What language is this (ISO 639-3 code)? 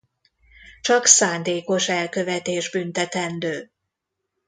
hun